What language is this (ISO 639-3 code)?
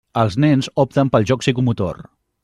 cat